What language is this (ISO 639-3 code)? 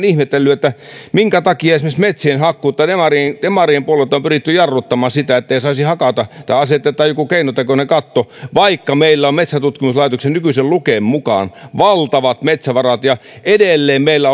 fin